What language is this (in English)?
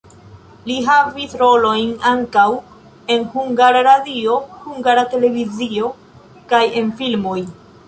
Esperanto